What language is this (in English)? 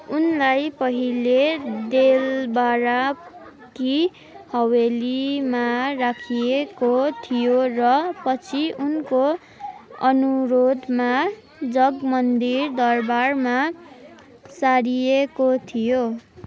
Nepali